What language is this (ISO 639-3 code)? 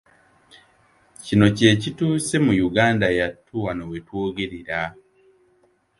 lug